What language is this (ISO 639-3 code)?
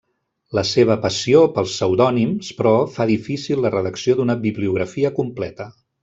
cat